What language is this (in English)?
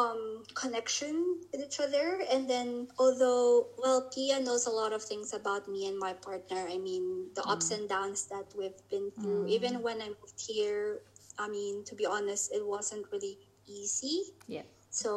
English